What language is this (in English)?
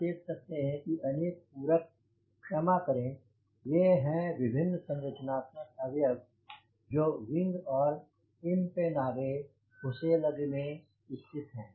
Hindi